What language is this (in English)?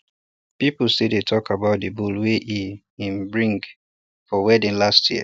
Nigerian Pidgin